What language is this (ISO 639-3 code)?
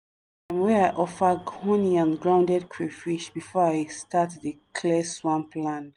pcm